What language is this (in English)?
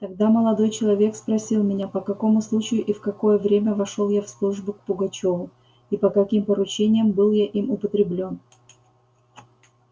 Russian